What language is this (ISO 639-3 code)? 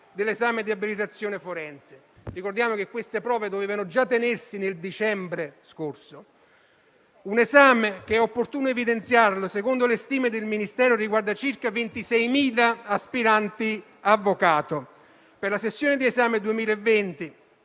ita